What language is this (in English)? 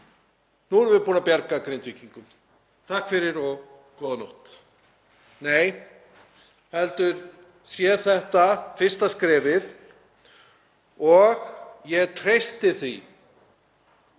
Icelandic